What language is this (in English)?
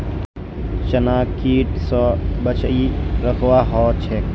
Magahi